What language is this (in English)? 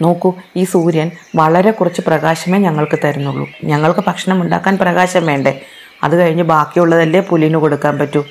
Malayalam